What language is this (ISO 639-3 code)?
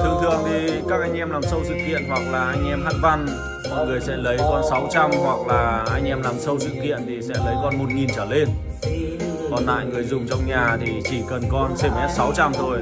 vie